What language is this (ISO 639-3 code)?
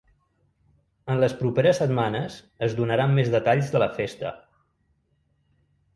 cat